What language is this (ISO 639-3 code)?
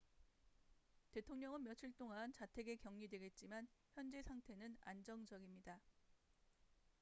kor